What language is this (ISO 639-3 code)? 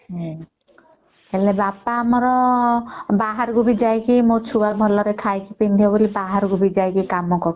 ori